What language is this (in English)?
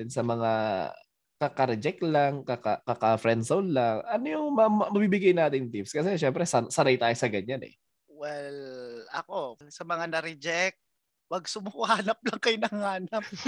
Filipino